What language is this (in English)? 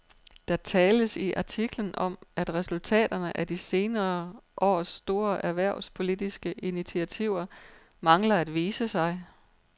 Danish